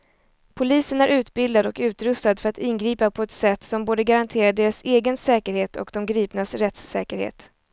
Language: Swedish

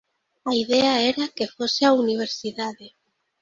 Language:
Galician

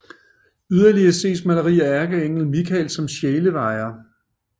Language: Danish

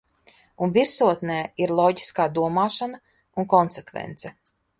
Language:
Latvian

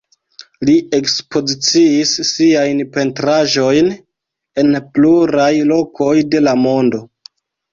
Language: Esperanto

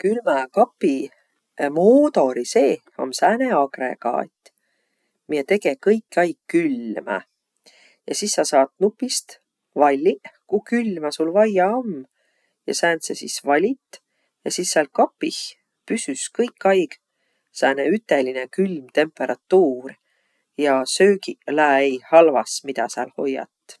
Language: Võro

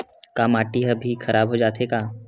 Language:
Chhattisgarhi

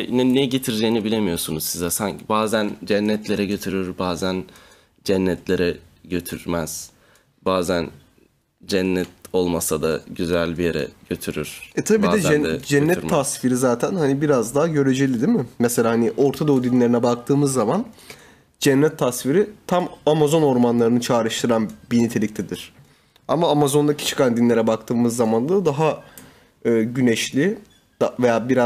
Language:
Turkish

